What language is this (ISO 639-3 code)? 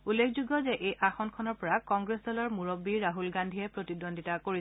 asm